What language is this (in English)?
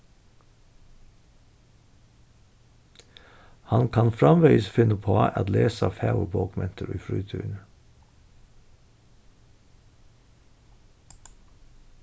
Faroese